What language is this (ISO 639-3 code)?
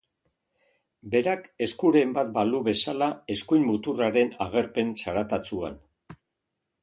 eus